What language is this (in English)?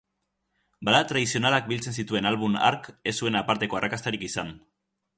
Basque